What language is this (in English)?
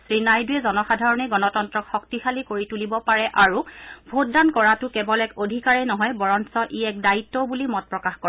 Assamese